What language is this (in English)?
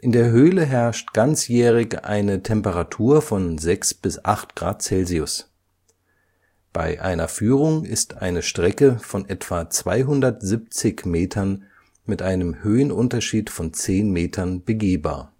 German